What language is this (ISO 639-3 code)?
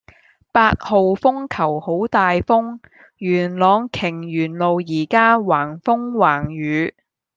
yue